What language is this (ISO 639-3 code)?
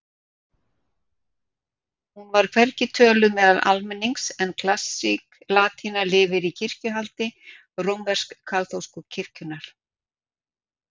isl